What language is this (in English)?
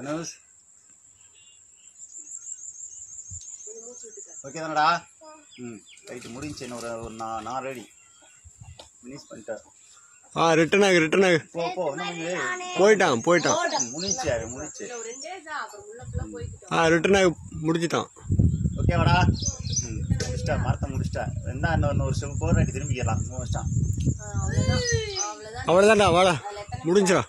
Hindi